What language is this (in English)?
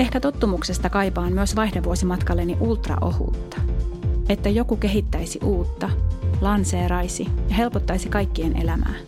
Finnish